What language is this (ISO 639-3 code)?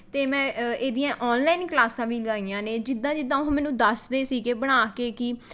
pan